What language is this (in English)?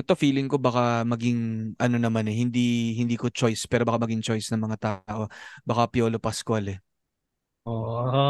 Filipino